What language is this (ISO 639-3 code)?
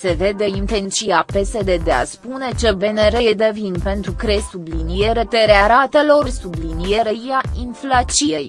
ron